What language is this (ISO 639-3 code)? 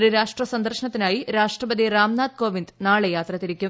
mal